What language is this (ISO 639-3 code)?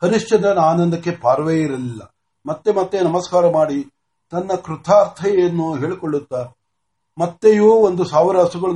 mar